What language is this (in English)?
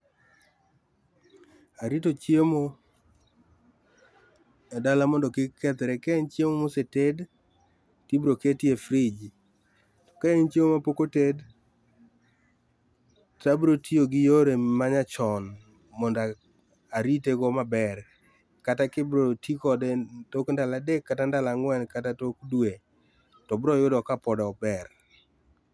Luo (Kenya and Tanzania)